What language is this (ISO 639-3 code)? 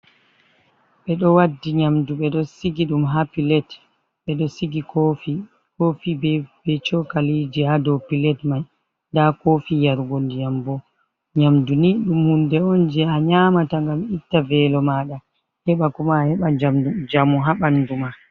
ful